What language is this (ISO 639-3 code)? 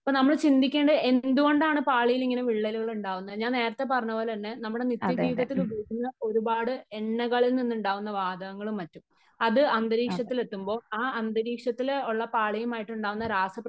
mal